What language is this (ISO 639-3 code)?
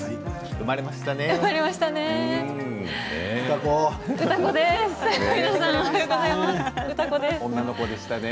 jpn